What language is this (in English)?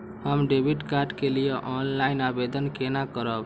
Maithili